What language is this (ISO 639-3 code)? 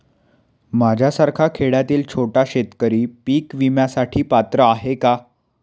mar